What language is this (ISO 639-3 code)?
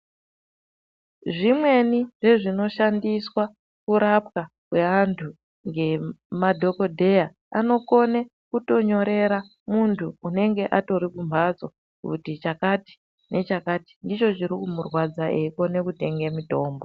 ndc